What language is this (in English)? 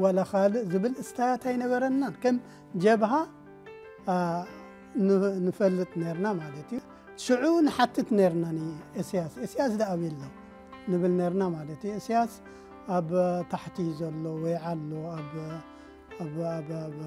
Arabic